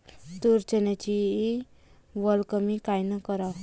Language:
Marathi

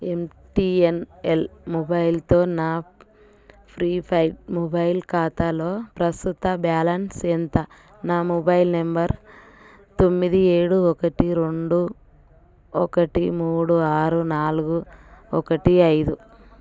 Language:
Telugu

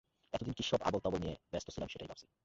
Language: Bangla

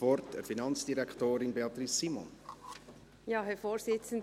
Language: Swiss German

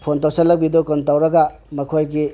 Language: Manipuri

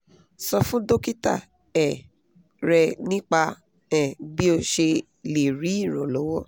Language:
Yoruba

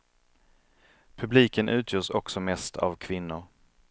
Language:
Swedish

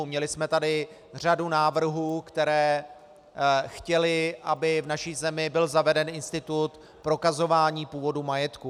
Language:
Czech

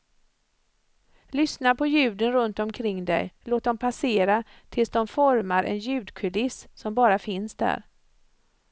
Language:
Swedish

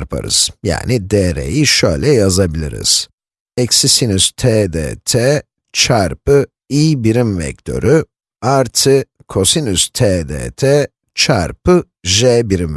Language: Turkish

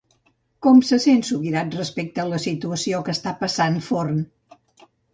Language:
Catalan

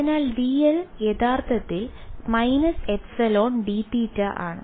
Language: Malayalam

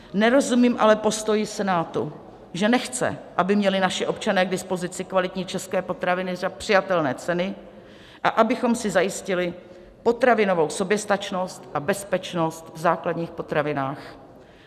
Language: Czech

